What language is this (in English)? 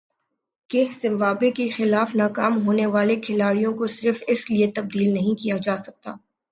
Urdu